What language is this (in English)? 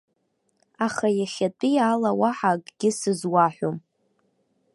Abkhazian